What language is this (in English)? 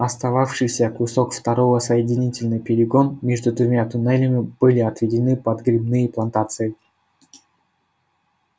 Russian